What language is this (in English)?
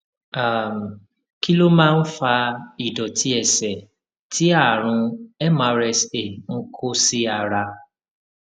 Yoruba